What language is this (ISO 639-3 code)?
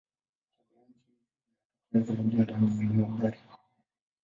swa